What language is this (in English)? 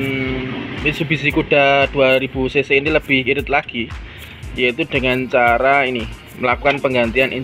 Indonesian